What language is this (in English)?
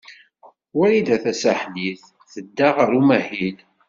Kabyle